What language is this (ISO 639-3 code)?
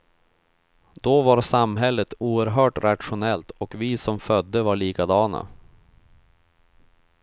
swe